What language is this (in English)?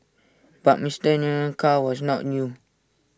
English